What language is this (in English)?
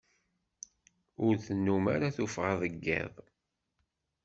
Kabyle